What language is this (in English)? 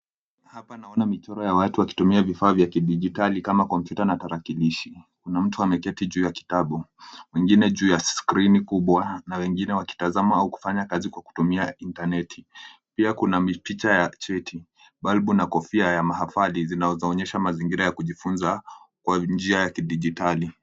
Swahili